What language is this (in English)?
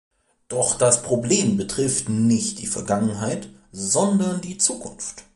German